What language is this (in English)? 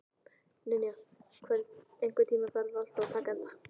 Icelandic